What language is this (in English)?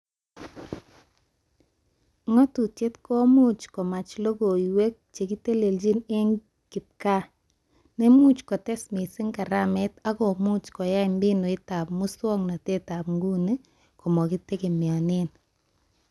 Kalenjin